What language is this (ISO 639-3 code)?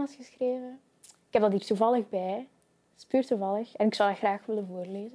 nld